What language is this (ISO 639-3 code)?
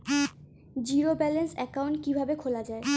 ben